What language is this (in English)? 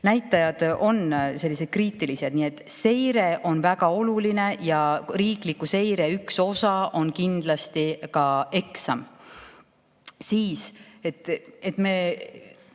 Estonian